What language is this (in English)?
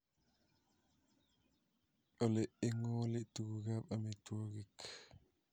Kalenjin